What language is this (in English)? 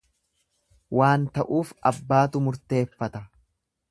Oromo